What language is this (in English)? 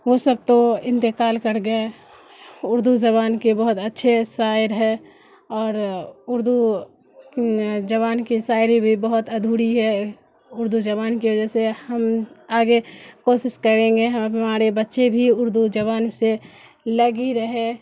Urdu